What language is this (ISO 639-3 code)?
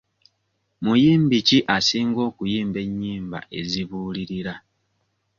lug